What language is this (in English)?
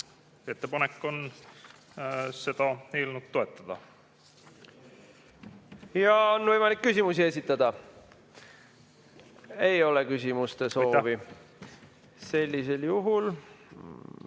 Estonian